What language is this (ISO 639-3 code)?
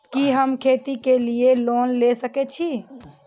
mai